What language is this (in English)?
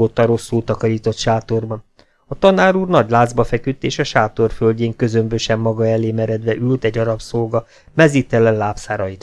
Hungarian